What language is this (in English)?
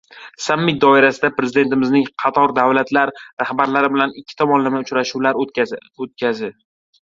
Uzbek